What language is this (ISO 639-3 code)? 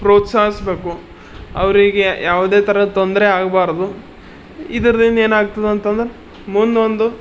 kan